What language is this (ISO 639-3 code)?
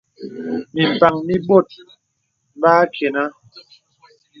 beb